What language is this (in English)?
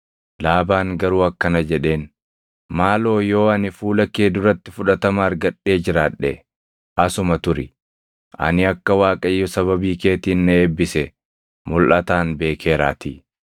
Oromo